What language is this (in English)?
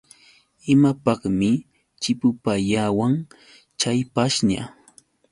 Yauyos Quechua